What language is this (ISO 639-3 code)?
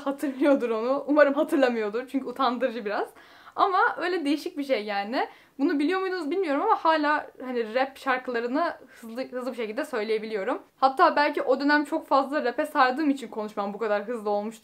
tur